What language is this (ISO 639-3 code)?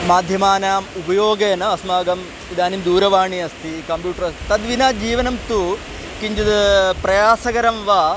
san